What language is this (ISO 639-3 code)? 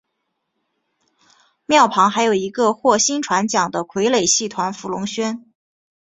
zho